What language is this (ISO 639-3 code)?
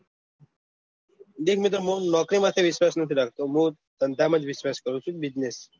guj